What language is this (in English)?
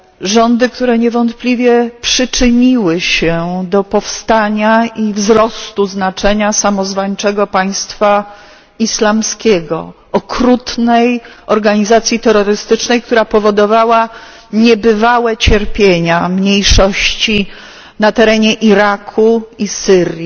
Polish